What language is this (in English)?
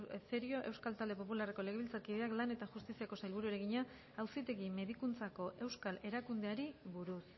Basque